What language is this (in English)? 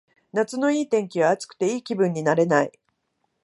Japanese